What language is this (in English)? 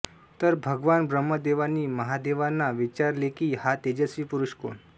Marathi